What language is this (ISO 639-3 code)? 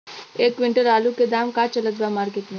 bho